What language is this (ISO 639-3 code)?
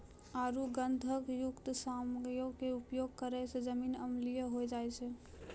mai